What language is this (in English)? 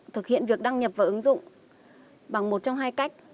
Vietnamese